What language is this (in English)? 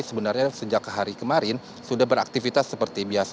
Indonesian